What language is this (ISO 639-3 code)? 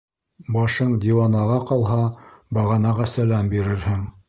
bak